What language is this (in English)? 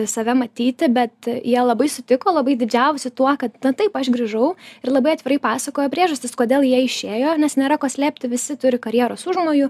Lithuanian